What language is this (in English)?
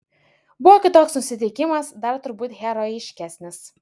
Lithuanian